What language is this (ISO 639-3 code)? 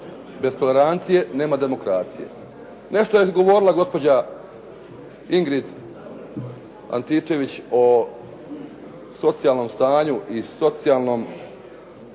hrv